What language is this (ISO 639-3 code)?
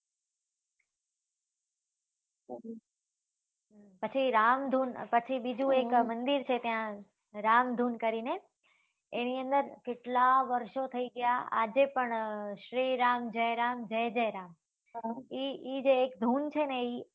guj